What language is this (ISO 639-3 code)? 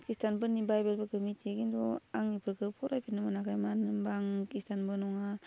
brx